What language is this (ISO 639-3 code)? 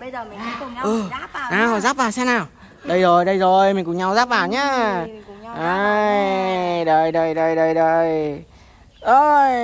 vie